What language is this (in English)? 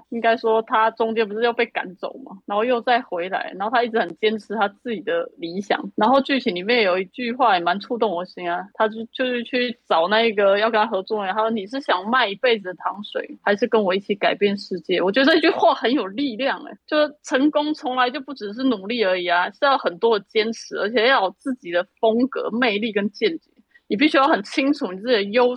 Chinese